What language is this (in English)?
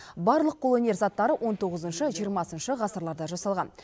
Kazakh